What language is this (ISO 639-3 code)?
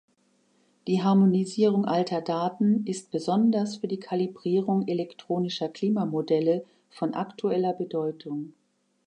deu